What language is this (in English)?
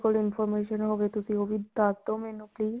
Punjabi